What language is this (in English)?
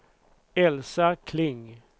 Swedish